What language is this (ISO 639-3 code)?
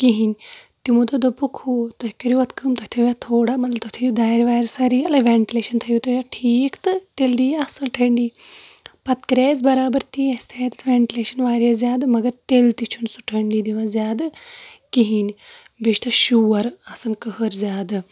kas